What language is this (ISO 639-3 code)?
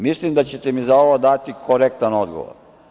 srp